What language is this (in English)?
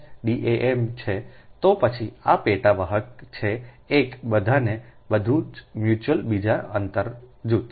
Gujarati